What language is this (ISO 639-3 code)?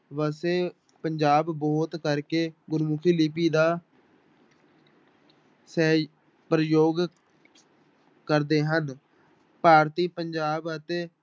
pan